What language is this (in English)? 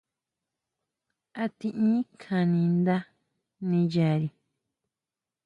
Huautla Mazatec